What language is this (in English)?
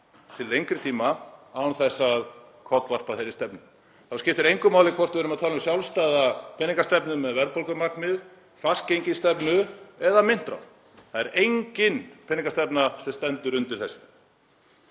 Icelandic